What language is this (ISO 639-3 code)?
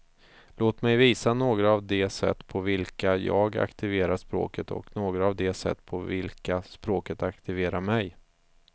swe